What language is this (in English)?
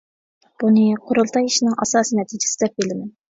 Uyghur